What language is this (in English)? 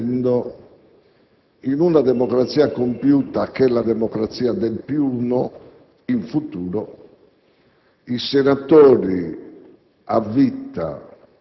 Italian